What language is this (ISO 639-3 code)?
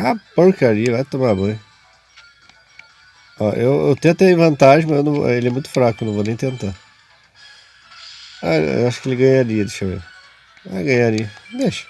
por